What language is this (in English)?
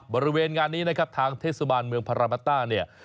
Thai